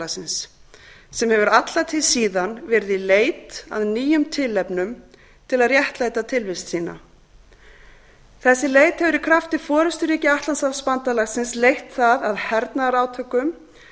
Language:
Icelandic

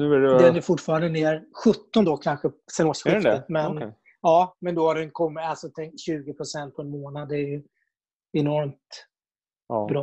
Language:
Swedish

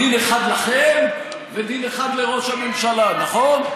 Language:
Hebrew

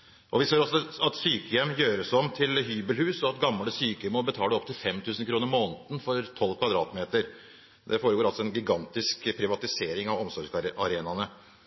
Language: Norwegian Bokmål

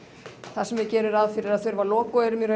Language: Icelandic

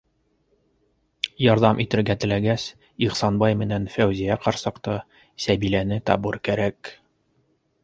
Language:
Bashkir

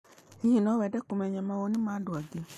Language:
Kikuyu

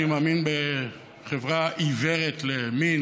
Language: Hebrew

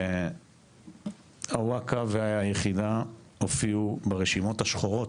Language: Hebrew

